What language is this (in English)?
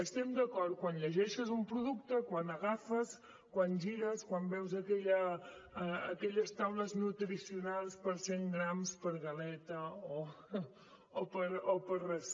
Catalan